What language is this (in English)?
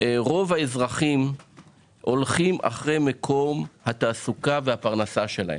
Hebrew